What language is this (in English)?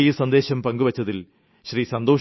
Malayalam